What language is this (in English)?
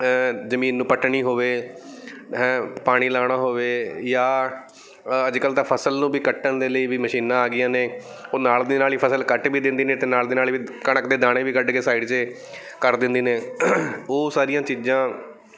Punjabi